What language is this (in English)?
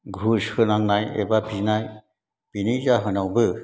Bodo